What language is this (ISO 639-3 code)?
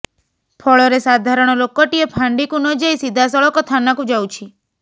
ori